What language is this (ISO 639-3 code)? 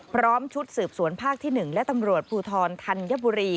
tha